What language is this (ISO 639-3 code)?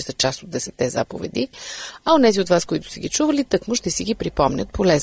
bul